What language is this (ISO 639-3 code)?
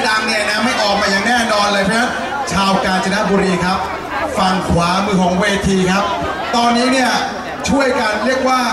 tha